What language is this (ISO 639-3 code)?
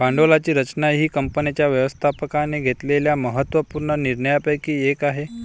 mar